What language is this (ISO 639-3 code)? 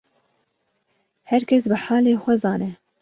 kur